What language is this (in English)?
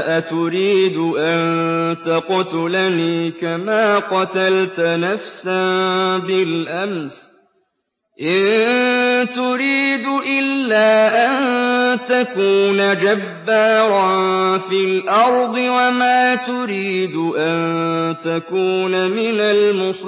Arabic